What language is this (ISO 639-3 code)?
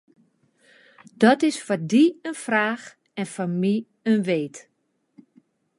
fry